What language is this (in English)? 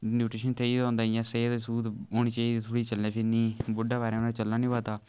Dogri